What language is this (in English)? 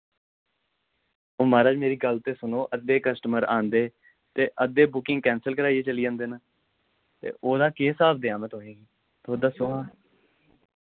Dogri